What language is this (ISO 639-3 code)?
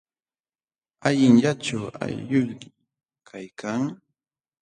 qxw